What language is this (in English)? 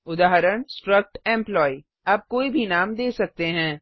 Hindi